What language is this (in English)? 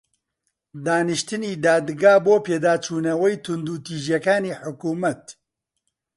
Central Kurdish